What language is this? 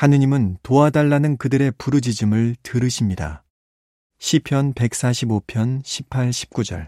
Korean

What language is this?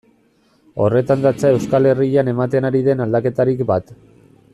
Basque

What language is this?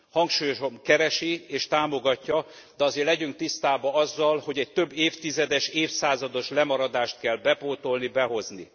Hungarian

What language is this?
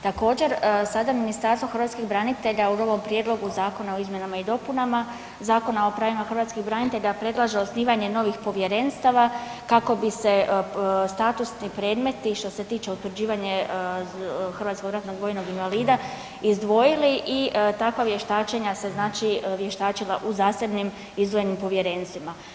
Croatian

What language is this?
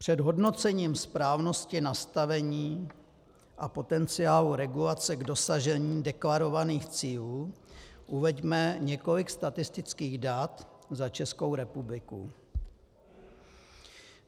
Czech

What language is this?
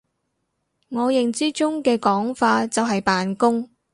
Cantonese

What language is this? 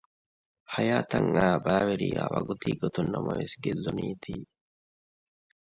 Divehi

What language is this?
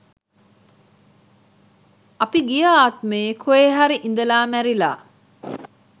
Sinhala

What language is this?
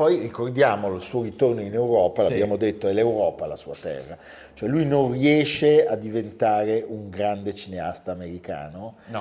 Italian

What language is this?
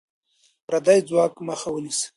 Pashto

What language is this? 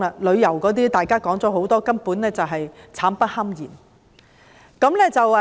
Cantonese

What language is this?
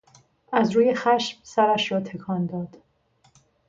Persian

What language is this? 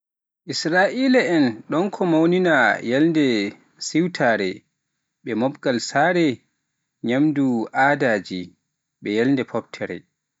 Pular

